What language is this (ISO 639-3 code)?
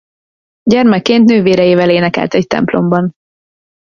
hun